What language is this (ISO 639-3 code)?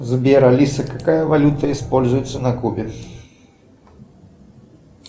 rus